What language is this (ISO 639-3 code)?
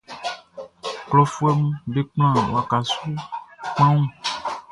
bci